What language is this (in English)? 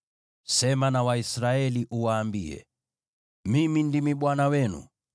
Swahili